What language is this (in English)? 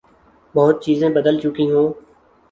Urdu